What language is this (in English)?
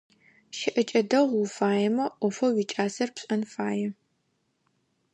Adyghe